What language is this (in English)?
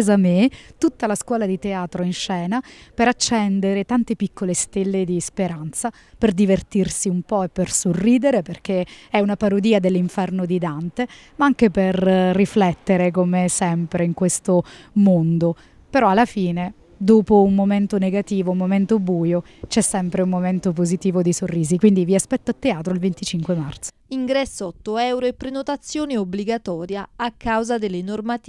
Italian